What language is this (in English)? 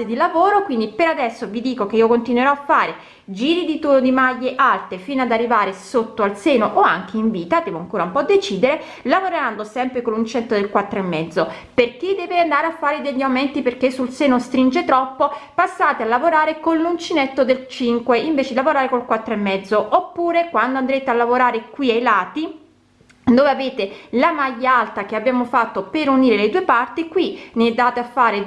Italian